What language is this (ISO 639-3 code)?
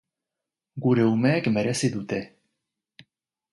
eus